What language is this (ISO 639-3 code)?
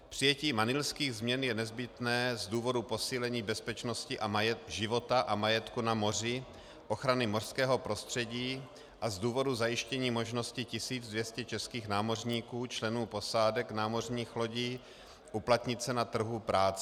ces